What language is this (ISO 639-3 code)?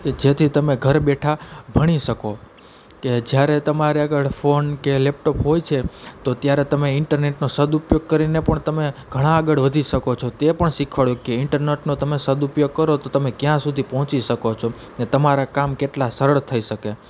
guj